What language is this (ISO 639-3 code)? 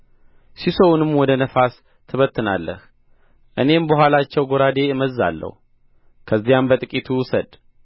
amh